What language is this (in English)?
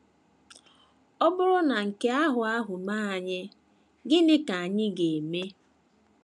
Igbo